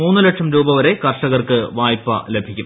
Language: Malayalam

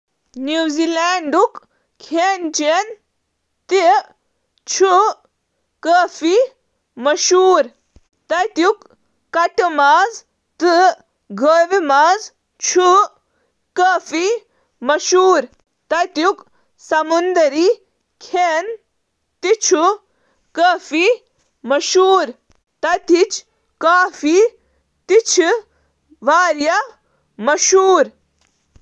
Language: Kashmiri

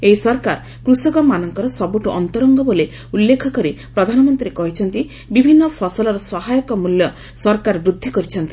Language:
Odia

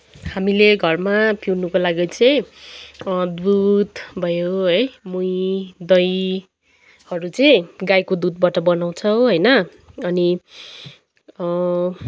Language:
Nepali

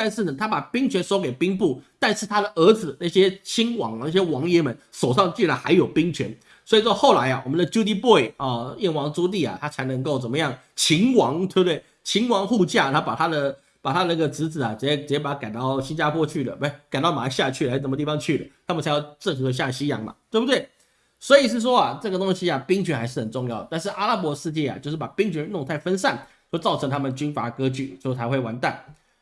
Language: Chinese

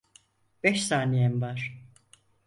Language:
Turkish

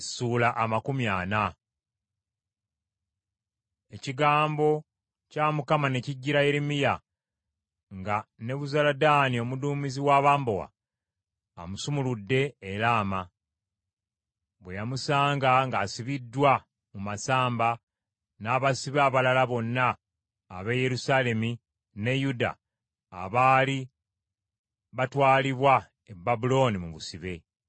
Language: Ganda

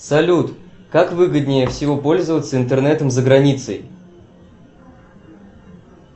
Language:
Russian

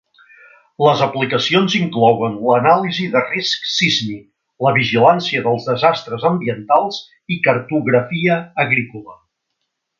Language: Catalan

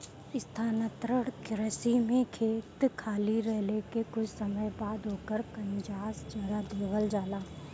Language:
Bhojpuri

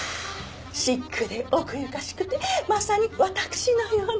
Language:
Japanese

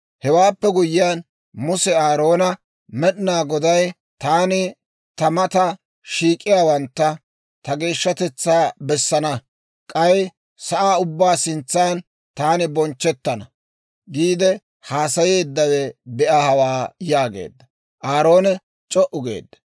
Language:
Dawro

